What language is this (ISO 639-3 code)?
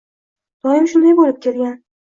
uzb